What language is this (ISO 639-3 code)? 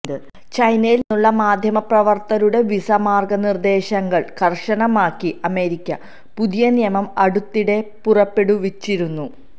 mal